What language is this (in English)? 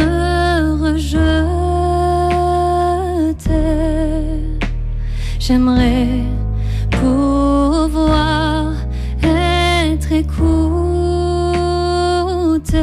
French